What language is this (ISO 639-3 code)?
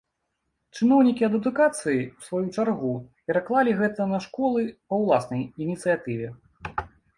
bel